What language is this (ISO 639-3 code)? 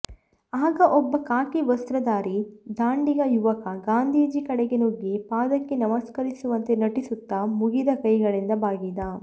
kan